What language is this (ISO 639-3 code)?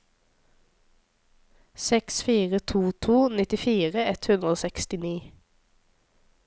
nor